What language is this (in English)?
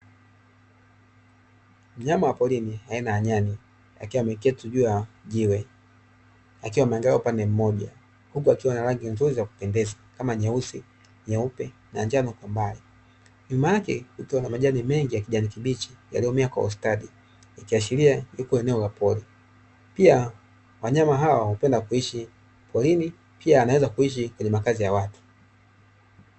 Swahili